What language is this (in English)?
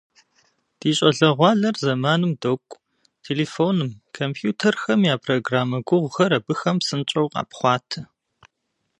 Kabardian